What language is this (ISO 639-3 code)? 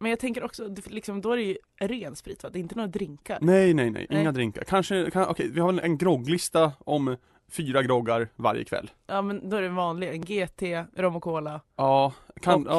swe